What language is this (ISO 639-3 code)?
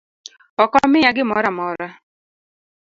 luo